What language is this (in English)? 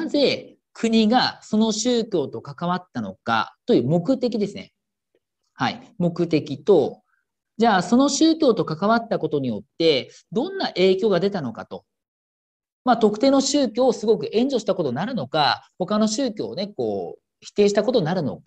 Japanese